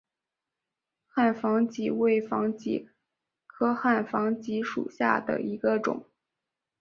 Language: Chinese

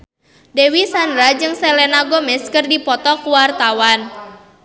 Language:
Sundanese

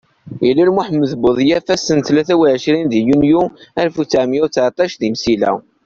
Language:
Kabyle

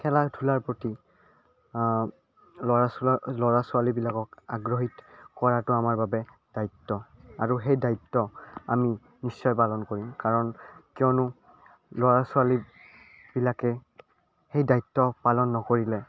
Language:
Assamese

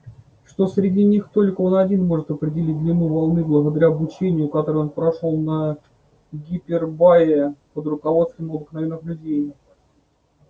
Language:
Russian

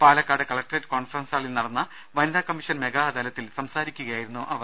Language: Malayalam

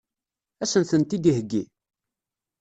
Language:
Kabyle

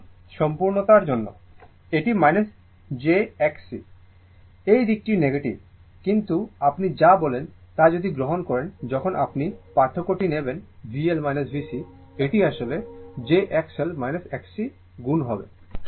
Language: Bangla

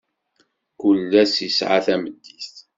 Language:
Kabyle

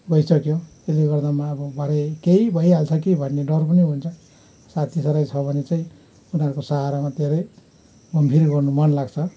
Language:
Nepali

